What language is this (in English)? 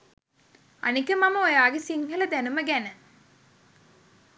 Sinhala